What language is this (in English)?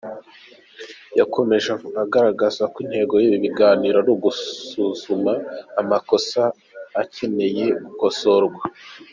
Kinyarwanda